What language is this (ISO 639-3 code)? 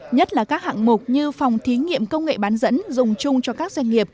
vie